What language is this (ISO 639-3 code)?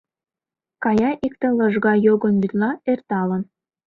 chm